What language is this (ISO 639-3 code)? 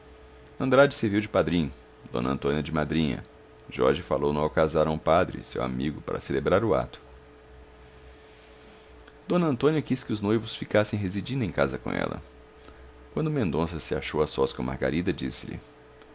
por